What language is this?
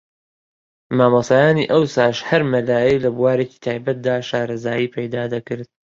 Central Kurdish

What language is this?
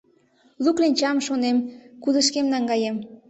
Mari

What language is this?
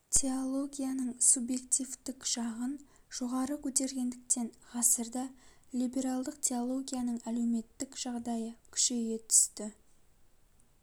Kazakh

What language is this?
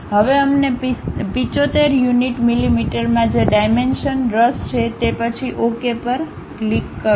Gujarati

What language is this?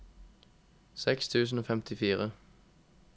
Norwegian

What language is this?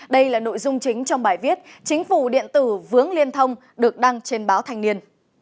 Vietnamese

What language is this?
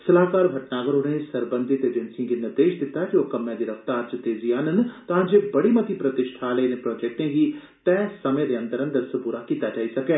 Dogri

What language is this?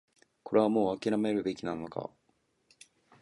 Japanese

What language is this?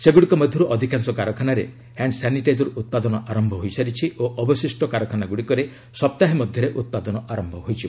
Odia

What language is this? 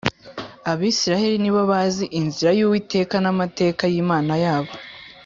Kinyarwanda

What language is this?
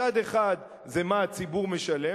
Hebrew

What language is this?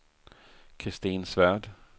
Swedish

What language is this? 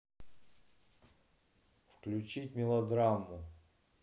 Russian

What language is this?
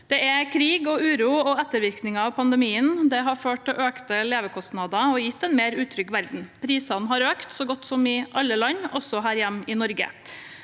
Norwegian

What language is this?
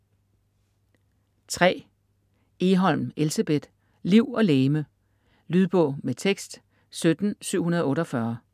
Danish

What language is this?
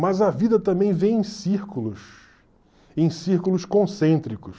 Portuguese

